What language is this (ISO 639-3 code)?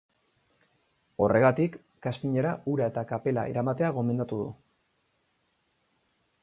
eus